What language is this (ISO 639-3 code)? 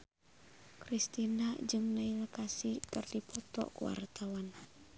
sun